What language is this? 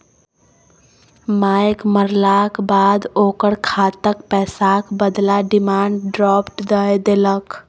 Maithili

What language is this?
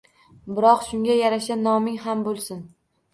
Uzbek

